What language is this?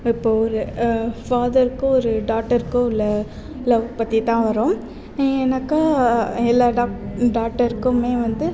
Tamil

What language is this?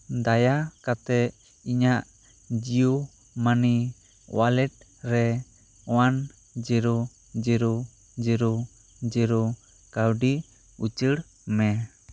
Santali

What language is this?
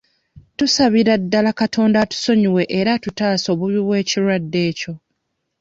Ganda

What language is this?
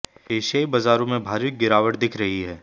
Hindi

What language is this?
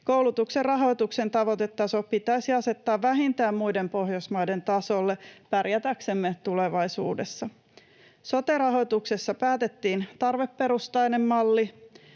Finnish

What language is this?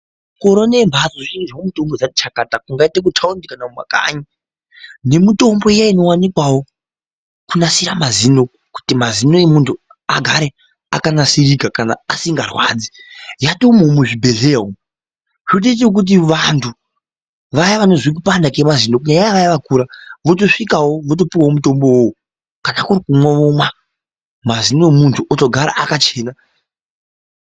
Ndau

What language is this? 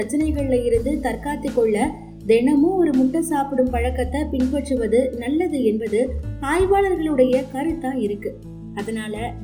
Tamil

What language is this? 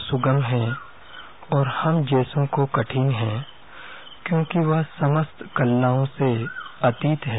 Hindi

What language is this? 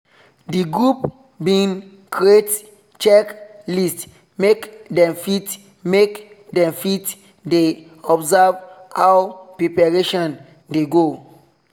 Nigerian Pidgin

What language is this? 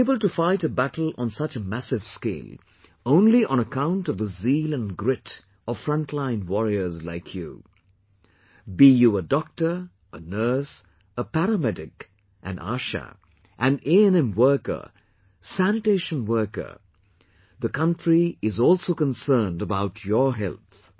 English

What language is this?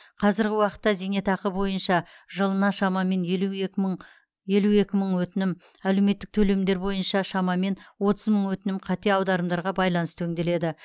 Kazakh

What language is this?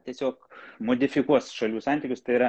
Lithuanian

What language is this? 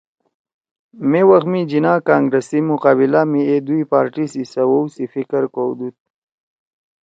Torwali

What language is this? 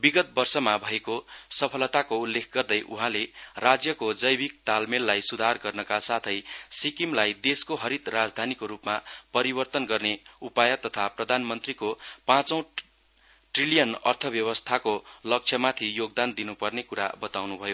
Nepali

